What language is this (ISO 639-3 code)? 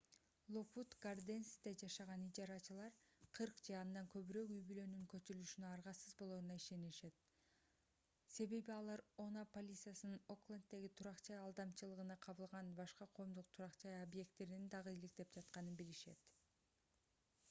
kir